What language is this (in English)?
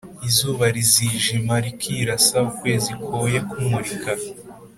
Kinyarwanda